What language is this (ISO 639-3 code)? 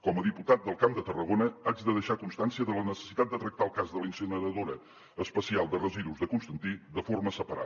cat